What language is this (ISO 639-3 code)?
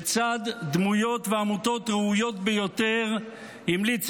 heb